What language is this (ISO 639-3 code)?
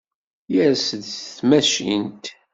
kab